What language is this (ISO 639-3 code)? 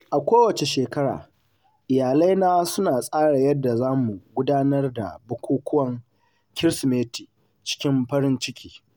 hau